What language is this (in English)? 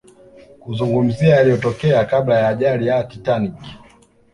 Swahili